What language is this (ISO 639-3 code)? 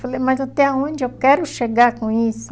por